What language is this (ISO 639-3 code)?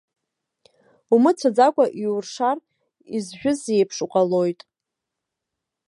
abk